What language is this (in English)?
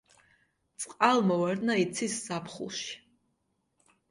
Georgian